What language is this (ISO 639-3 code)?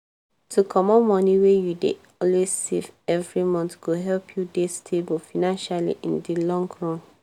pcm